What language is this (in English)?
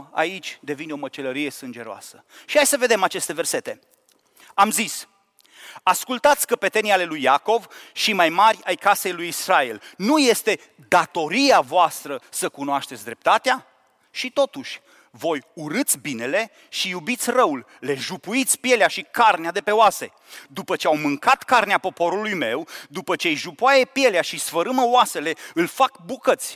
Romanian